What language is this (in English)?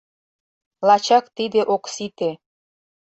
Mari